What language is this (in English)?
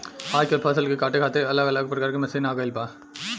Bhojpuri